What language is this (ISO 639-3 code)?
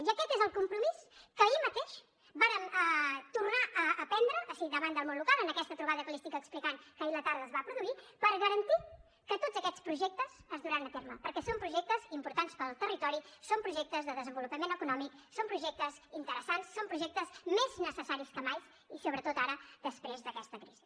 cat